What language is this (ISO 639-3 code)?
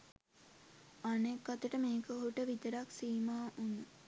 sin